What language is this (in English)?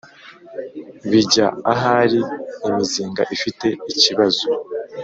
Kinyarwanda